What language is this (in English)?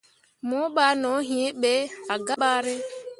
Mundang